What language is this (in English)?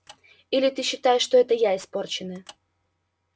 Russian